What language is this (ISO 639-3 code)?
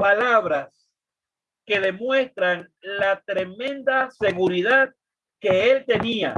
spa